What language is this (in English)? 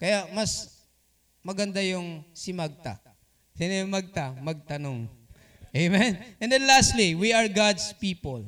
Filipino